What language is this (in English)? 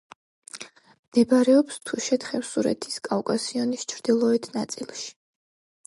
Georgian